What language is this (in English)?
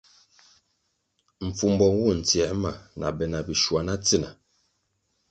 Kwasio